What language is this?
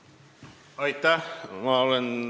Estonian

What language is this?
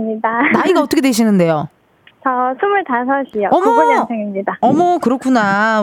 Korean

